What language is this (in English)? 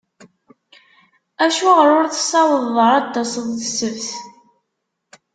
Kabyle